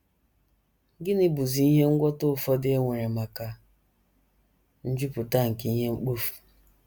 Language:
Igbo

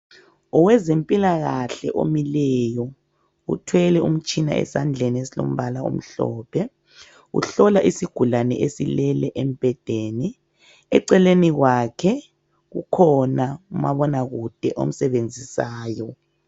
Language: North Ndebele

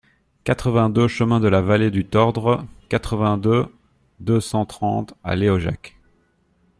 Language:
French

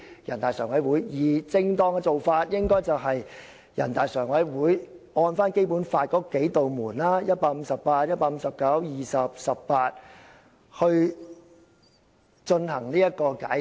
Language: Cantonese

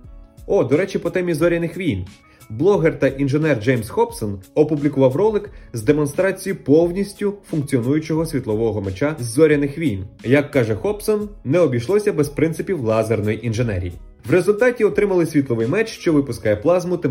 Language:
Ukrainian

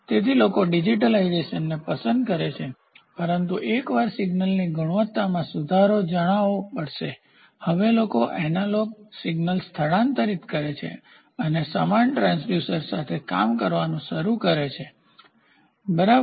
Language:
Gujarati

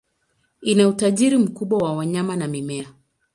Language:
Swahili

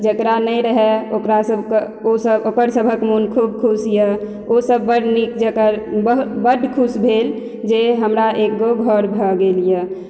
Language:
Maithili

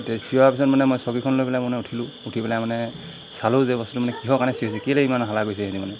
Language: Assamese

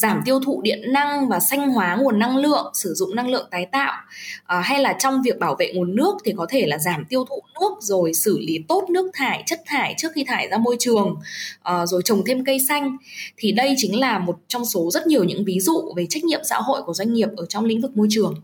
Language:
Vietnamese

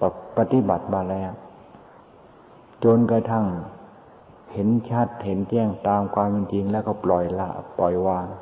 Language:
Thai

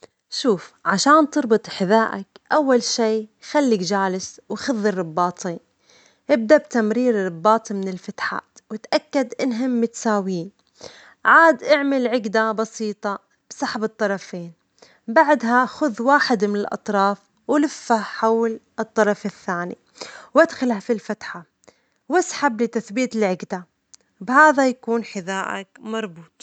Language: Omani Arabic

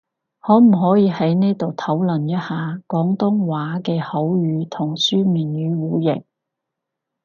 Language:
Cantonese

